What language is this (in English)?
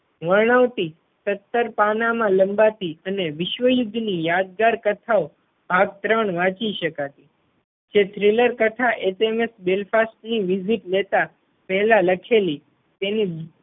Gujarati